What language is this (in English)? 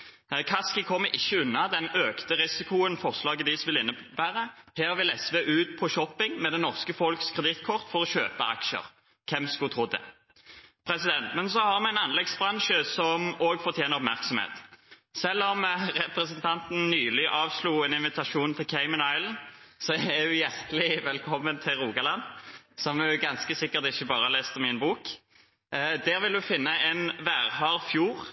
Norwegian Bokmål